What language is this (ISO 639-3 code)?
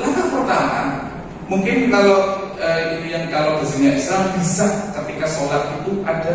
ind